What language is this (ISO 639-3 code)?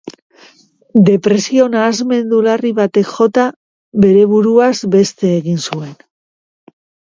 eus